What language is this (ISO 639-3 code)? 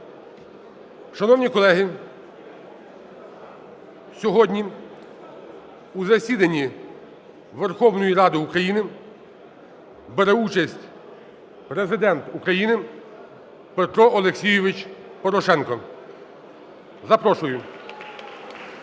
ukr